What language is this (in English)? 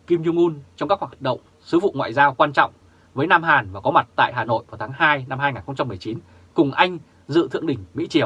Vietnamese